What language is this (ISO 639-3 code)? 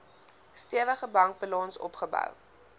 afr